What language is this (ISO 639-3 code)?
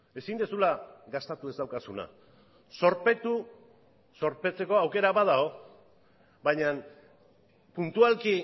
eus